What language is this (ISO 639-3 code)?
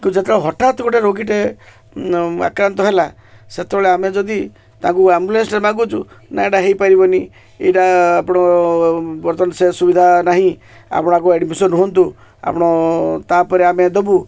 ori